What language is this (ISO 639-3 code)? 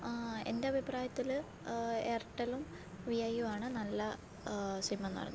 mal